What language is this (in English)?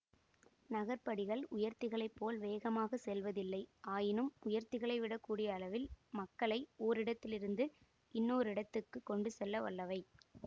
Tamil